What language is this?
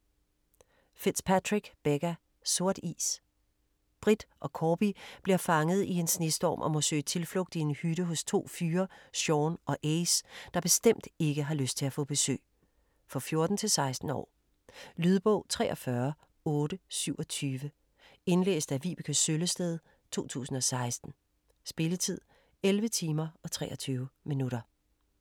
Danish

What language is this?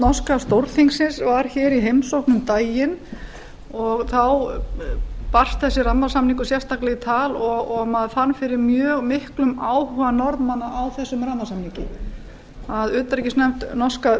Icelandic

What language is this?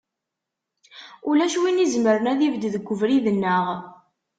Kabyle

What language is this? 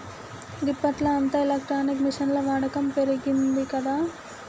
Telugu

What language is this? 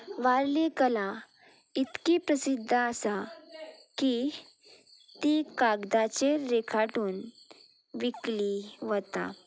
Konkani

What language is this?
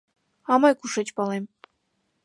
Mari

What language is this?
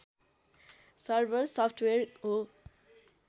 Nepali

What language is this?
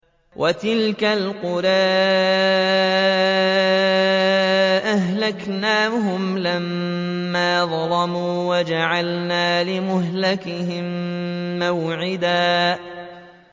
Arabic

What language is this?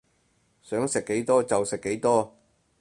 Cantonese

